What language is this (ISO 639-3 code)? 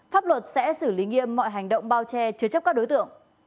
vie